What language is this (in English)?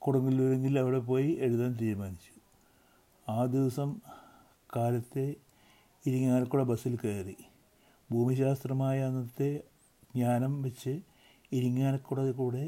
Malayalam